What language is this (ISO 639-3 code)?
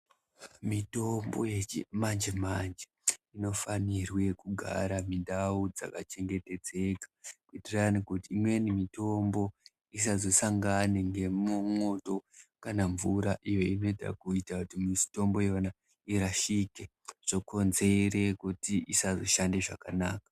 ndc